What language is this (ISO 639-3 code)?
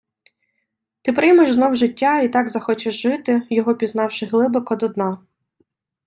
ukr